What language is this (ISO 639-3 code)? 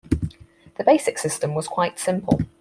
eng